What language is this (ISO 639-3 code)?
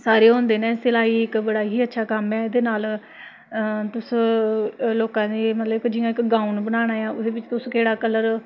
doi